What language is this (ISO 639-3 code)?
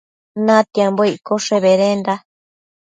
mcf